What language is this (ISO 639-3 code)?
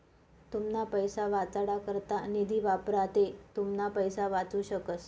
mar